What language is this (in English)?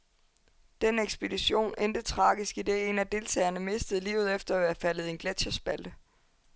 Danish